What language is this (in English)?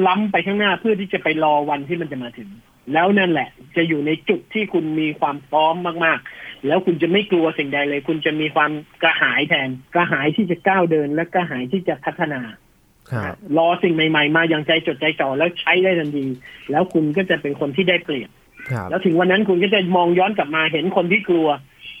Thai